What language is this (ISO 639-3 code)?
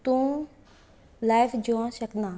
kok